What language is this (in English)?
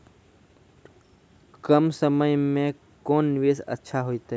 Maithili